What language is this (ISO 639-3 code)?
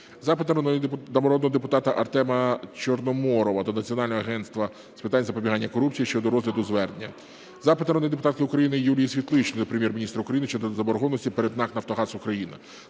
ukr